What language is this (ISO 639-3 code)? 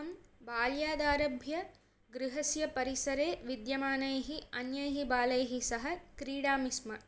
san